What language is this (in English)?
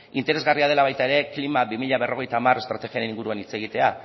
Basque